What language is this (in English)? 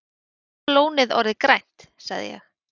Icelandic